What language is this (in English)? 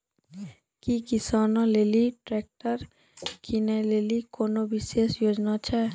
Maithili